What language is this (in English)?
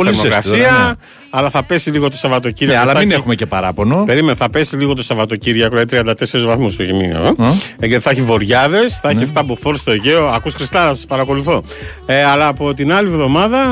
Greek